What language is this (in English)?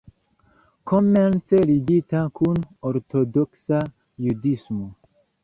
Esperanto